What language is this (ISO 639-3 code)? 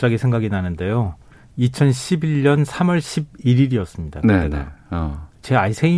kor